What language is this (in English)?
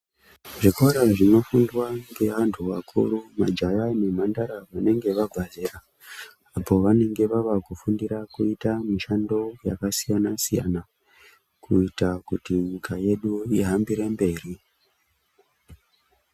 Ndau